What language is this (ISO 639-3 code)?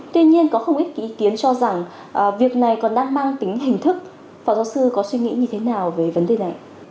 vie